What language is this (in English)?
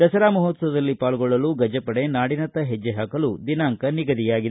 Kannada